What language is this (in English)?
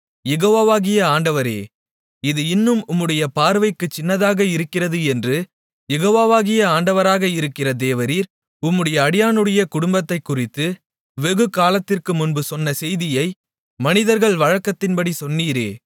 Tamil